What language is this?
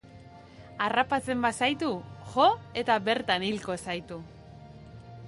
Basque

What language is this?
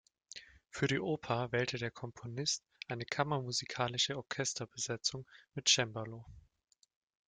German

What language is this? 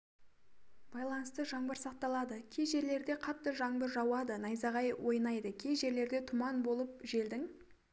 Kazakh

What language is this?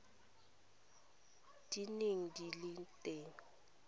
Tswana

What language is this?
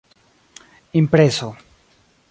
Esperanto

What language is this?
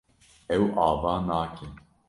Kurdish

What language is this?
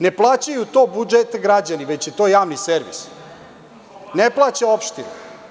Serbian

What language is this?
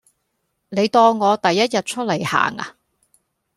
Cantonese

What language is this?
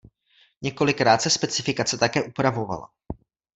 Czech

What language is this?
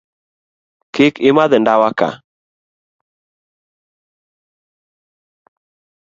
Luo (Kenya and Tanzania)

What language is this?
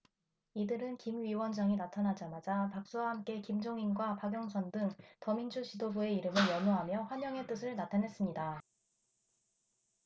Korean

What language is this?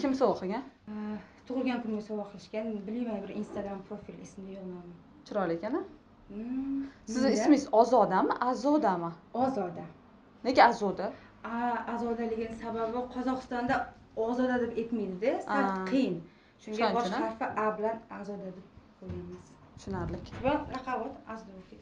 Turkish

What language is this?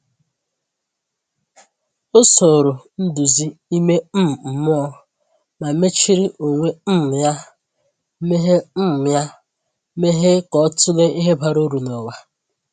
Igbo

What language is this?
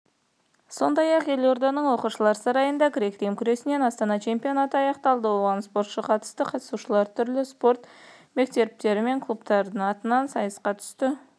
Kazakh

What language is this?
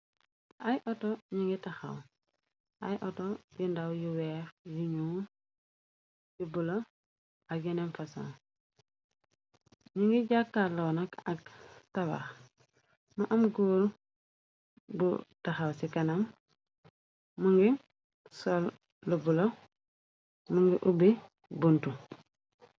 Wolof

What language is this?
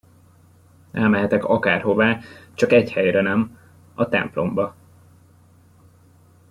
Hungarian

